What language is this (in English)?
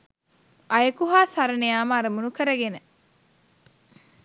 Sinhala